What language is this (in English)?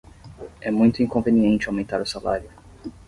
Portuguese